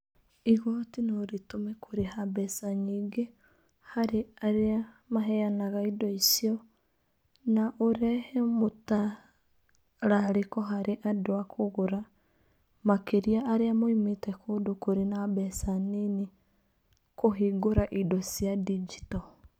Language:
Kikuyu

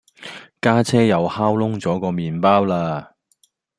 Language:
Cantonese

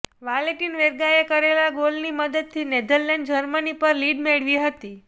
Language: Gujarati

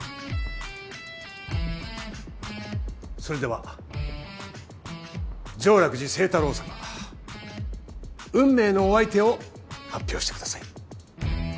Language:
Japanese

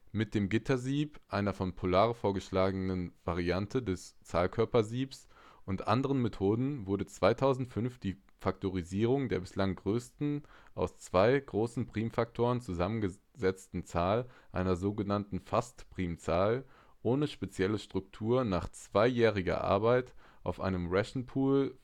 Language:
German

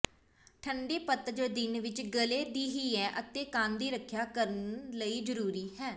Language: Punjabi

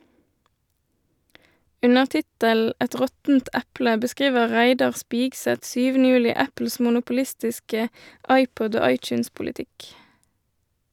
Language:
Norwegian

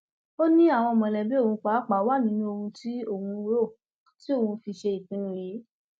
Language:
Yoruba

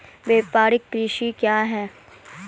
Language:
Maithili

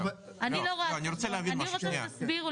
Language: Hebrew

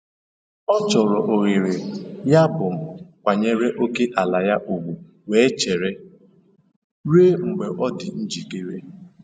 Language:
Igbo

